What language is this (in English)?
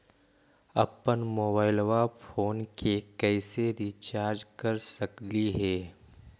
Magahi